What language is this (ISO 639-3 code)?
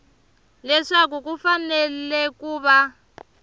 tso